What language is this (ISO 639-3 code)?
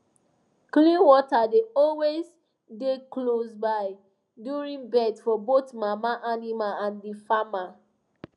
pcm